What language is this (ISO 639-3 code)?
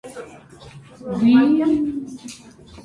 hye